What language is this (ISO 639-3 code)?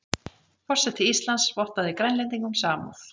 isl